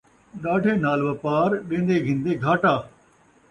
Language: Saraiki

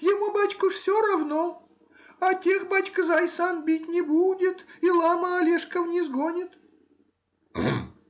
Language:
Russian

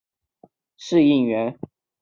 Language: Chinese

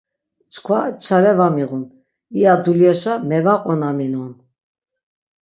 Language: Laz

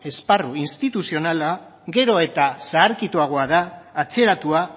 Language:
Basque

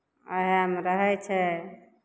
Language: Maithili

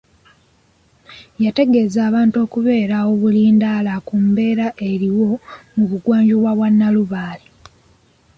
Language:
Ganda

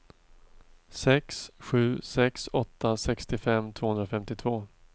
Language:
Swedish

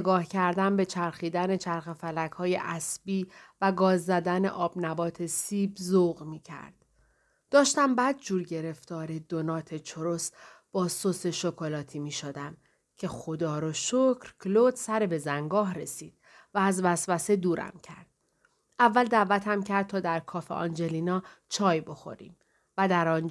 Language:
Persian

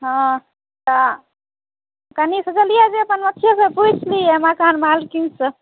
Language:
Maithili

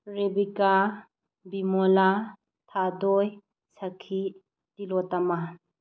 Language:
Manipuri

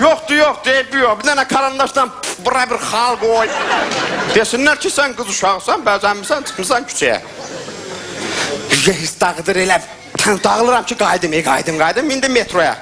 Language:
Turkish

